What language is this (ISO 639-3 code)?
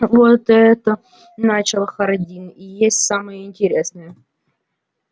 rus